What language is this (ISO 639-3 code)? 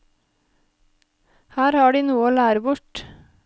nor